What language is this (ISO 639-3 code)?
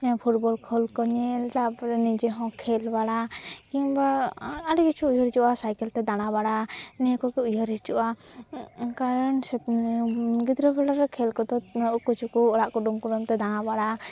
sat